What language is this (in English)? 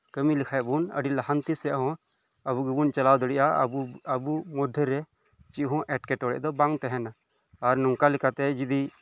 Santali